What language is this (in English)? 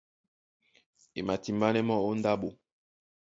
Duala